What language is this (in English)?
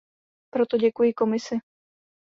Czech